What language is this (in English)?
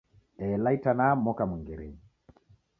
Taita